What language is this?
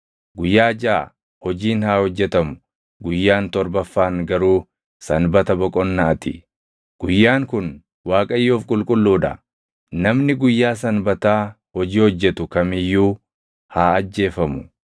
Oromo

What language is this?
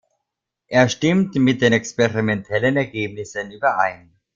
German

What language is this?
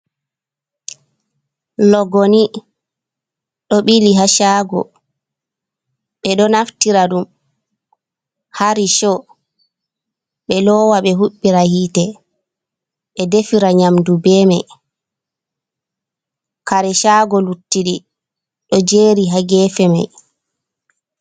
Fula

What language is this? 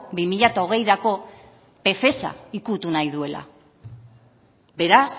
Basque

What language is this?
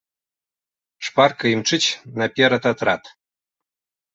Belarusian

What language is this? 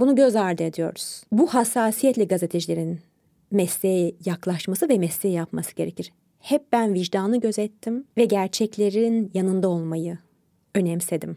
Turkish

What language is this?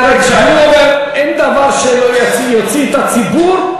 Hebrew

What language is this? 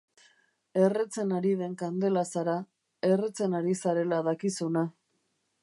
Basque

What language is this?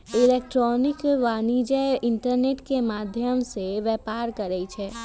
Magahi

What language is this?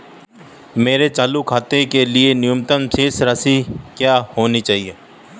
Hindi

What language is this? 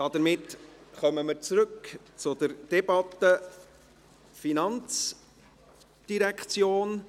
Swiss German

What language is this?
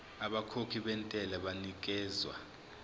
Zulu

